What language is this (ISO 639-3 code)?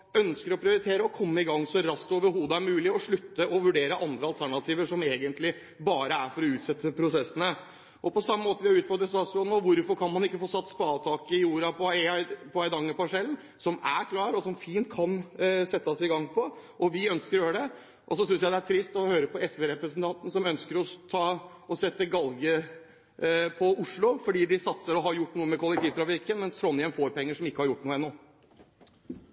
nor